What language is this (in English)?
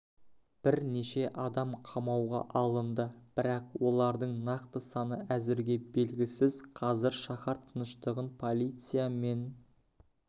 Kazakh